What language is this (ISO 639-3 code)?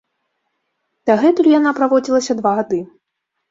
bel